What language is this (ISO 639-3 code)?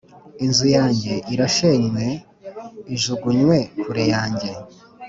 kin